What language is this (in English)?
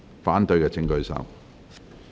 Cantonese